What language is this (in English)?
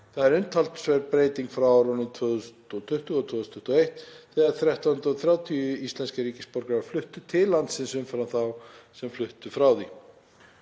Icelandic